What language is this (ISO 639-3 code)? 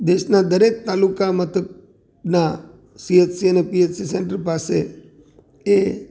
guj